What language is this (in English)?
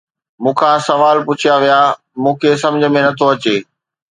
Sindhi